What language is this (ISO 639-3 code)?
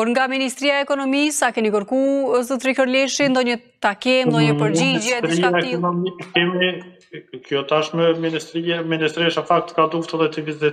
ron